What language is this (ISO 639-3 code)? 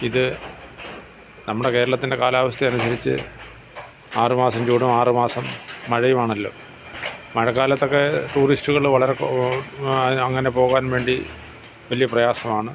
mal